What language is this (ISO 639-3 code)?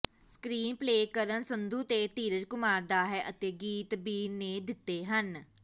pan